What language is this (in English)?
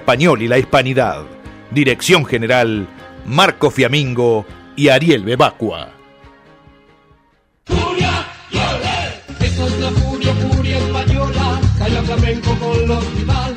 Spanish